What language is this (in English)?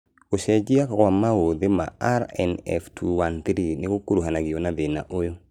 Kikuyu